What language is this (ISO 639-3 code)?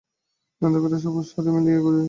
ben